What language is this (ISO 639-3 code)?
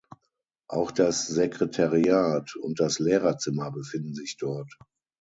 deu